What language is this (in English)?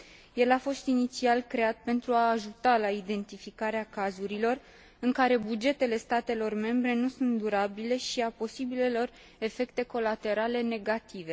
Romanian